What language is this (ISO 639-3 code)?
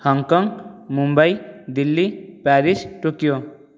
ori